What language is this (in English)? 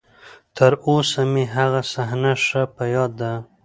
Pashto